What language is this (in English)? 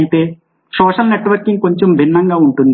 Telugu